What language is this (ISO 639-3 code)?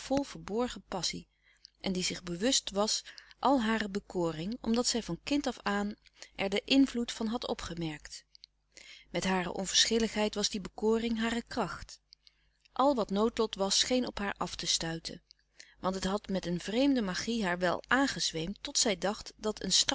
nld